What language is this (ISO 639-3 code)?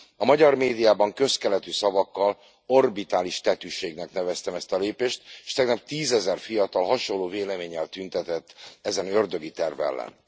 hun